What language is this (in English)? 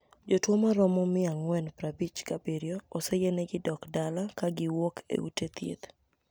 Luo (Kenya and Tanzania)